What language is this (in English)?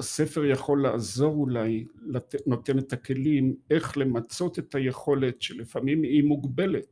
Hebrew